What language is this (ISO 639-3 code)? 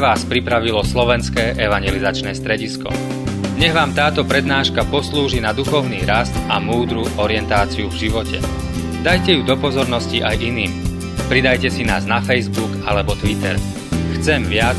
slk